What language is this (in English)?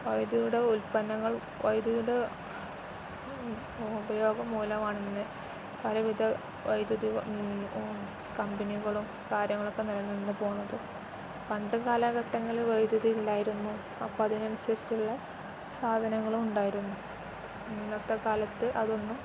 Malayalam